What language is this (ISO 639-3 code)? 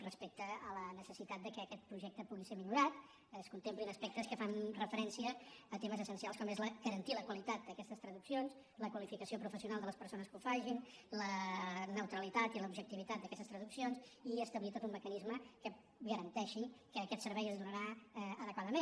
cat